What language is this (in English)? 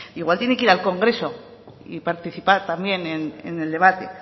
Spanish